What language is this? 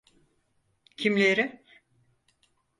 Turkish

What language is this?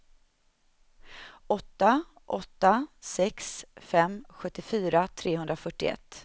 Swedish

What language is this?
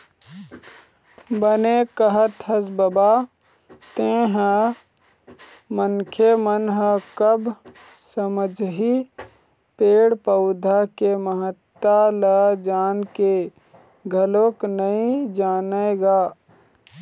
Chhattisgarhi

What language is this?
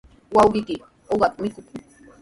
Sihuas Ancash Quechua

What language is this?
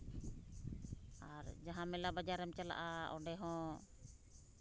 Santali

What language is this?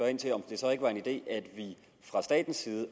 Danish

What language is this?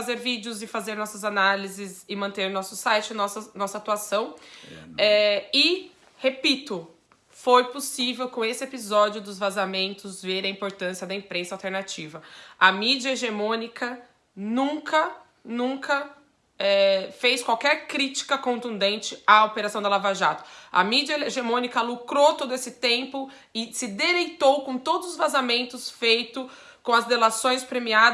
Portuguese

